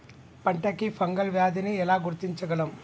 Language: Telugu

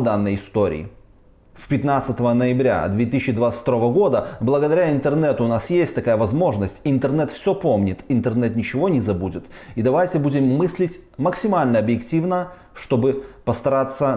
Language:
Russian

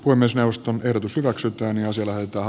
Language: Finnish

